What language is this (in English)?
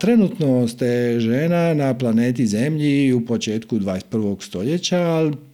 Croatian